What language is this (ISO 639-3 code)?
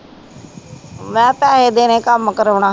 pan